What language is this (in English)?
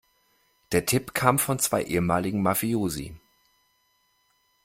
German